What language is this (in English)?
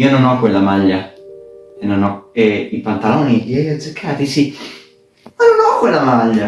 Italian